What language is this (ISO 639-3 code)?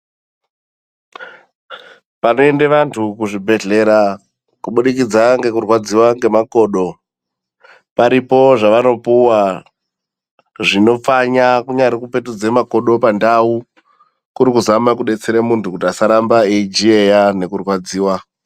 ndc